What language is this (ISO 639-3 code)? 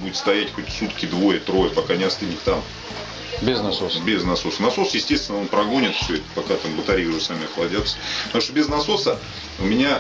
rus